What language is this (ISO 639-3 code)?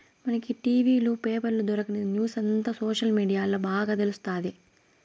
tel